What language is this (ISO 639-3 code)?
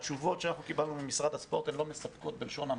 heb